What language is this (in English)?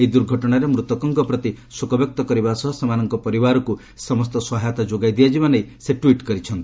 Odia